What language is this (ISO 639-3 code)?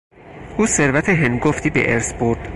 fas